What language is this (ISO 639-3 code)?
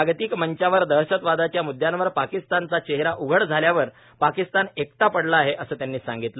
mar